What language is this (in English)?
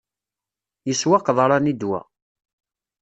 Kabyle